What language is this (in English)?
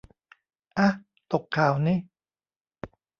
Thai